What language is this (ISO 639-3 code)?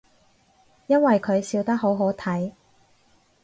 yue